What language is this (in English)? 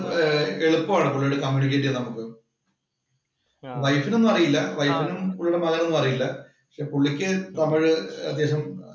Malayalam